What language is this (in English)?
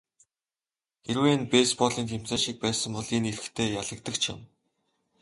Mongolian